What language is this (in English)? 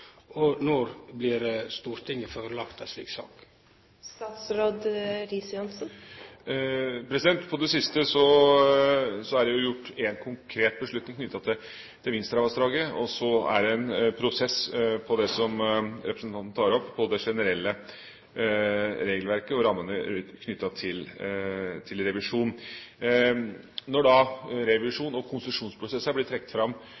Norwegian